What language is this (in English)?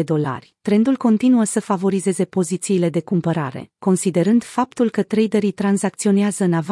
Romanian